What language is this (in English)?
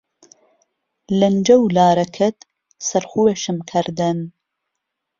Central Kurdish